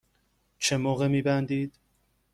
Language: Persian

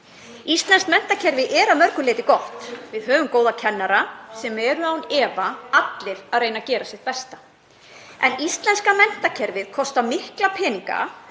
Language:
Icelandic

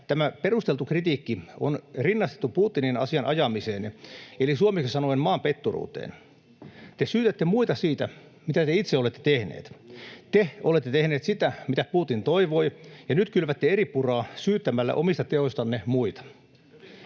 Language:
Finnish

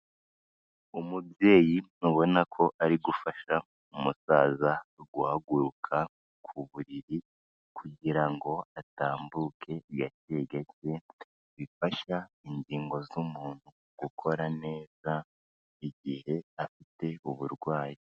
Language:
Kinyarwanda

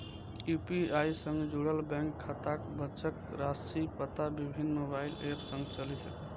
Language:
Maithili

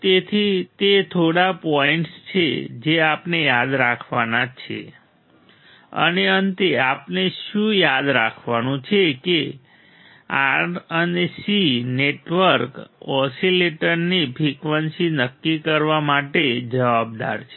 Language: Gujarati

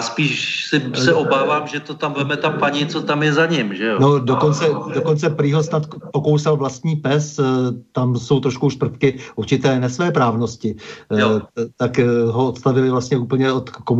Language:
Czech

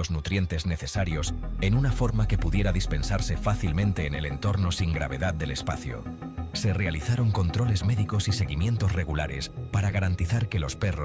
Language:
Spanish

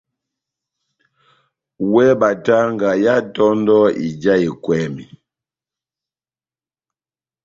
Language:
Batanga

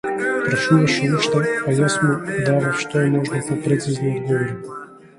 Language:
Macedonian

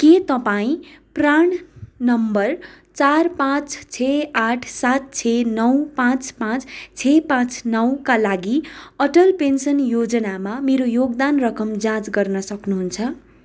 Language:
Nepali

